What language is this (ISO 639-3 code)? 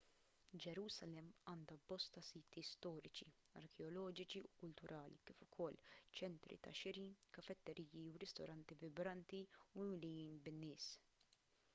mlt